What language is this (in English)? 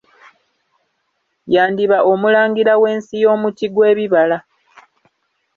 Ganda